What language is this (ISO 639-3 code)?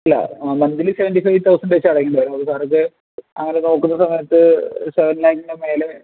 mal